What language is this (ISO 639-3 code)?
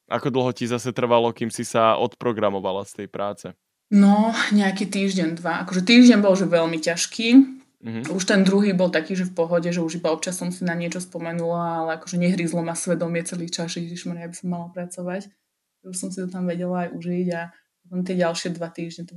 slk